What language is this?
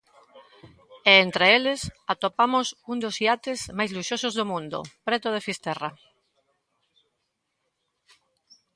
Galician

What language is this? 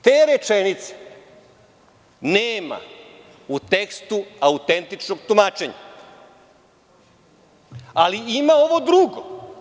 Serbian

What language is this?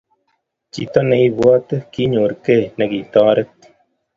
Kalenjin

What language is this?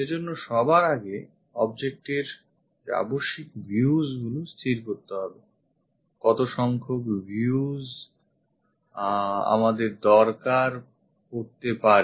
Bangla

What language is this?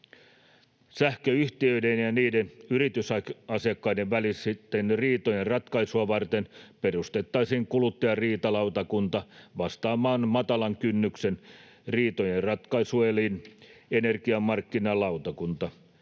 Finnish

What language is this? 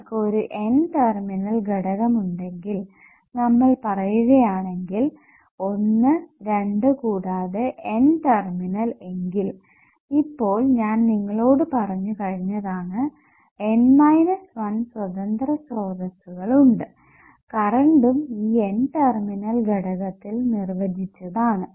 Malayalam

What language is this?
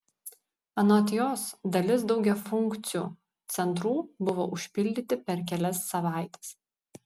Lithuanian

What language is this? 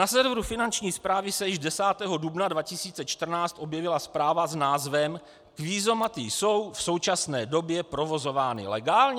Czech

